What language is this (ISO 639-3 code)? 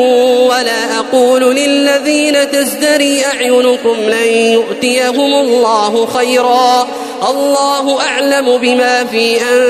ara